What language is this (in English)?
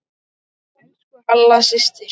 Icelandic